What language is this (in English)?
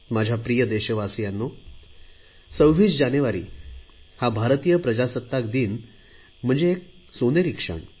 Marathi